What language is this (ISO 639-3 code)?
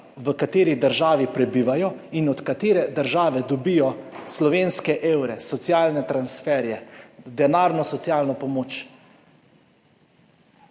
slv